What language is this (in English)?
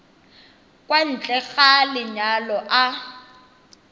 Tswana